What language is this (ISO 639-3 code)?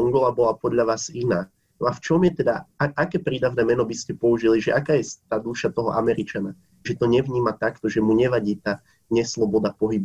slk